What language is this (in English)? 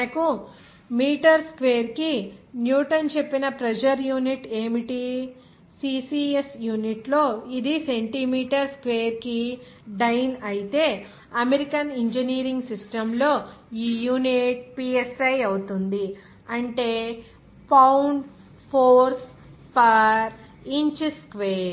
Telugu